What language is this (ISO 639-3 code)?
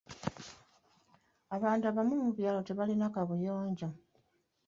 lug